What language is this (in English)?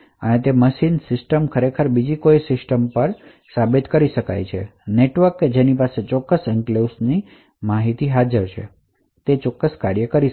Gujarati